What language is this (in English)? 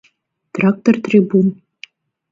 Mari